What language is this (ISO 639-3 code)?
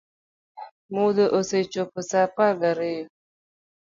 luo